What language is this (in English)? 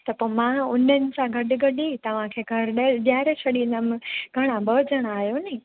Sindhi